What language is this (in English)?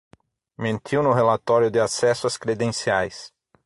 Portuguese